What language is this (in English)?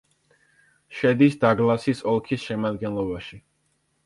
Georgian